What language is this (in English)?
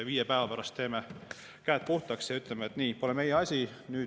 Estonian